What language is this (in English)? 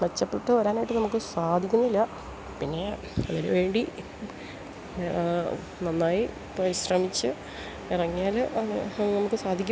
Malayalam